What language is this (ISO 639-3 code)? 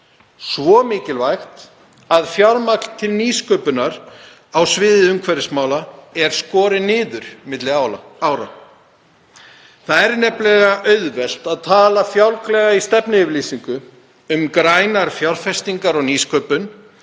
isl